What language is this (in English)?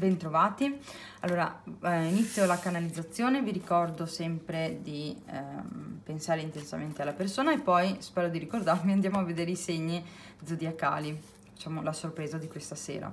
Italian